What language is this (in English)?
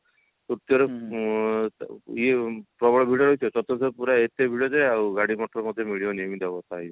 Odia